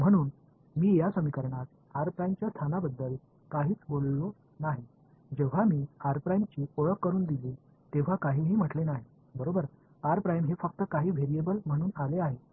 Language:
Marathi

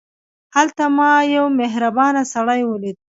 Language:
Pashto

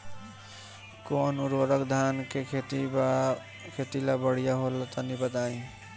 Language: Bhojpuri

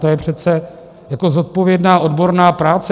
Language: Czech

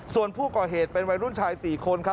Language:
Thai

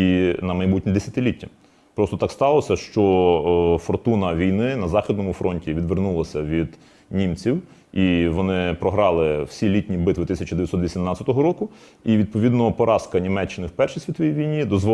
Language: Ukrainian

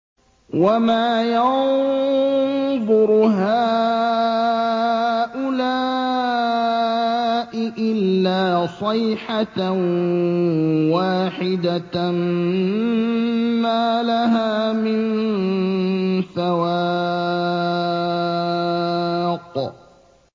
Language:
Arabic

